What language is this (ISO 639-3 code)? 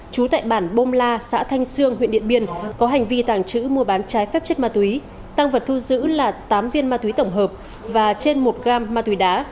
vie